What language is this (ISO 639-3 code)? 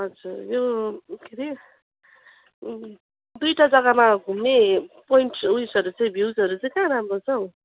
nep